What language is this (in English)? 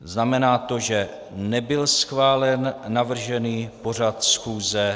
Czech